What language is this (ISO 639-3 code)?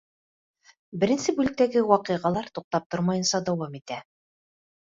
bak